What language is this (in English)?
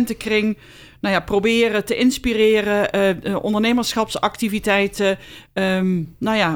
Dutch